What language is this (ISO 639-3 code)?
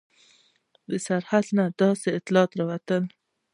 pus